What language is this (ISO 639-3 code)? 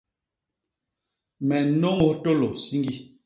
bas